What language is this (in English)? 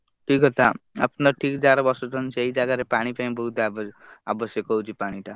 Odia